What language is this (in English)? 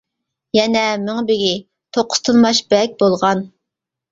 Uyghur